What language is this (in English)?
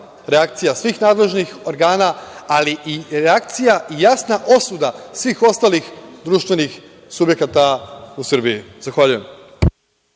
Serbian